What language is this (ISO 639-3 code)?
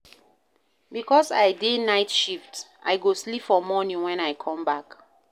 pcm